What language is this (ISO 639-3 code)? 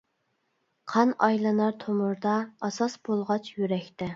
uig